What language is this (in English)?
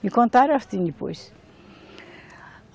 Portuguese